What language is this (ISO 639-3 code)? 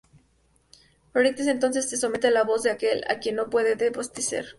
spa